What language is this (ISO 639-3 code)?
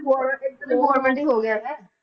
pan